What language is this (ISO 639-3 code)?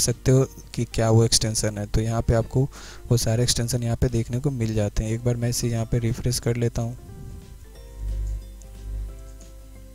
hin